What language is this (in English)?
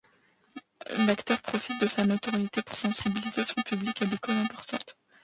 French